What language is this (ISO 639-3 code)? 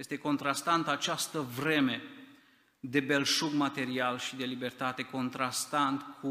ron